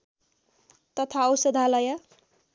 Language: Nepali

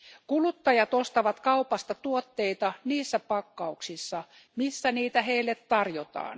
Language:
Finnish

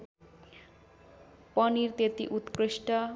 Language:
Nepali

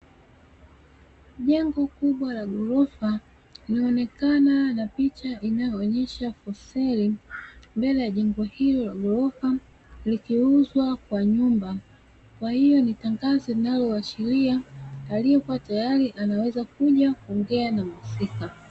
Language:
Swahili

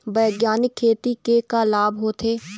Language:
Chhattisgarhi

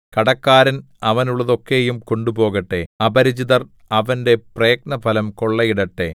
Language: Malayalam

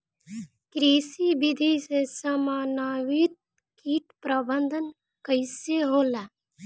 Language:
Bhojpuri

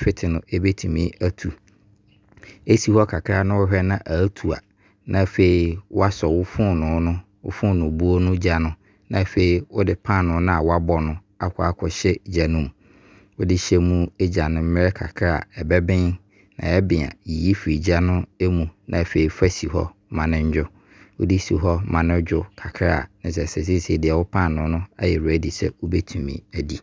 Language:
Abron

